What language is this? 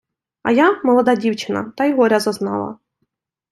Ukrainian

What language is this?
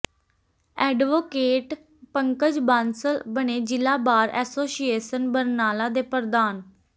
Punjabi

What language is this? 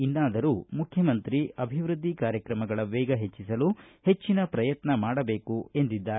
Kannada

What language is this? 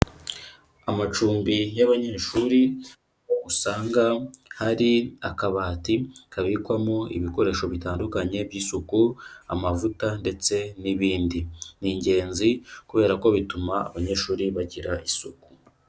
Kinyarwanda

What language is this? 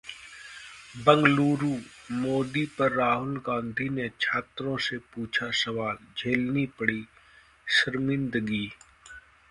Hindi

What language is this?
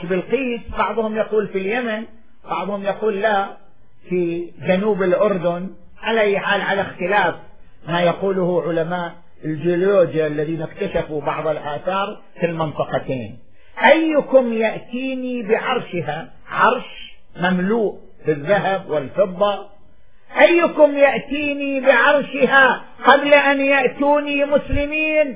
Arabic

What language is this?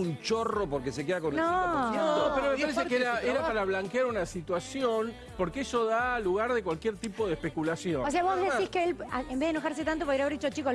Spanish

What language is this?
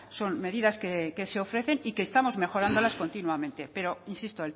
Spanish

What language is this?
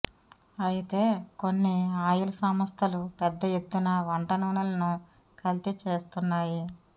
Telugu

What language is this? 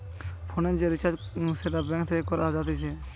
Bangla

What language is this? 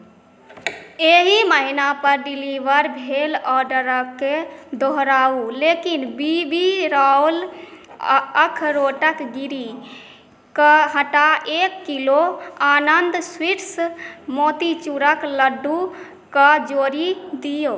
Maithili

